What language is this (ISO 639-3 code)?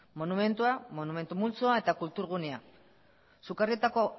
eus